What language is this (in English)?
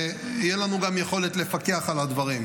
Hebrew